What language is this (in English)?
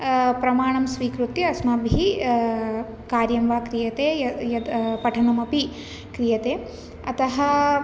Sanskrit